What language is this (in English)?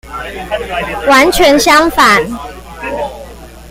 Chinese